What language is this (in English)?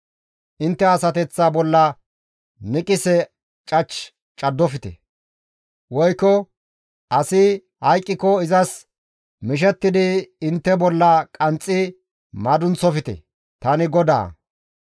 Gamo